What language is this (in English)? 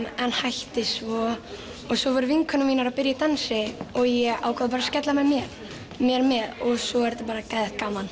Icelandic